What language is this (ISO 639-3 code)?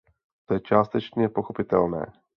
ces